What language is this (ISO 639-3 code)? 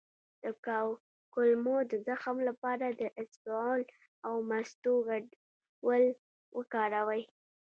pus